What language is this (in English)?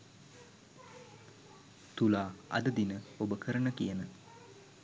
Sinhala